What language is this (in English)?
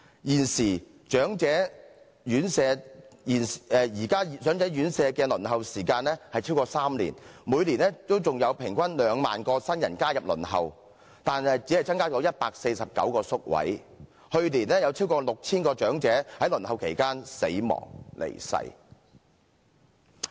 Cantonese